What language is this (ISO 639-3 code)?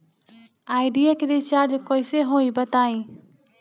bho